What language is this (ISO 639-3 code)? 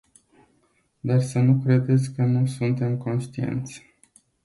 ron